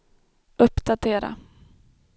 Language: Swedish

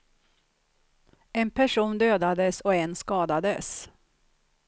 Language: Swedish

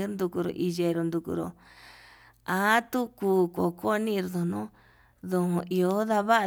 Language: Yutanduchi Mixtec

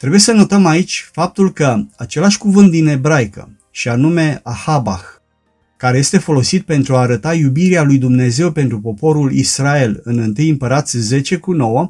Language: Romanian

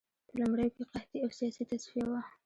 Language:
Pashto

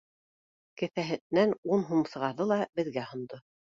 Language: Bashkir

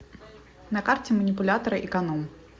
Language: Russian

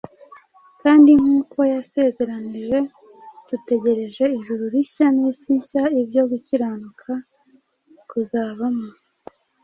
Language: Kinyarwanda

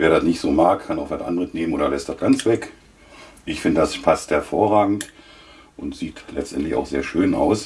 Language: German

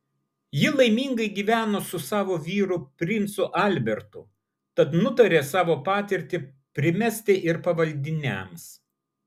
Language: Lithuanian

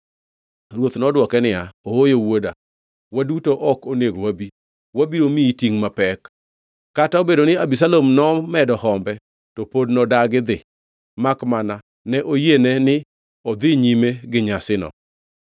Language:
Luo (Kenya and Tanzania)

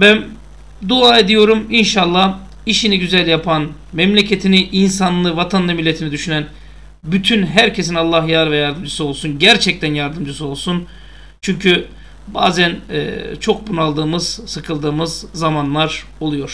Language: Turkish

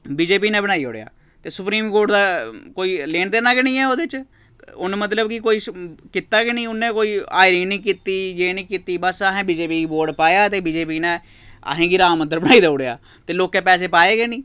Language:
Dogri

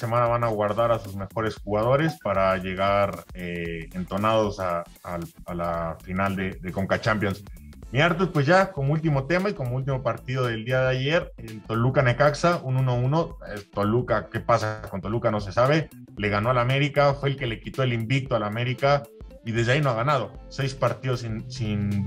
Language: Spanish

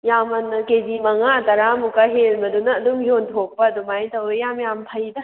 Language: Manipuri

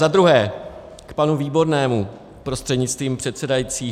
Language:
Czech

